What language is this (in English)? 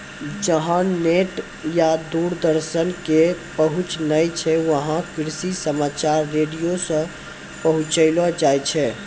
Maithili